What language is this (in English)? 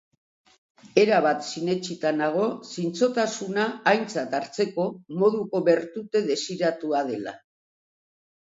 Basque